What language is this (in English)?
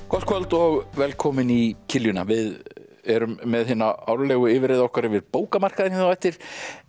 Icelandic